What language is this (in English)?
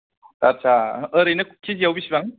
Bodo